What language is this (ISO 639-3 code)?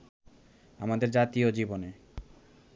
ben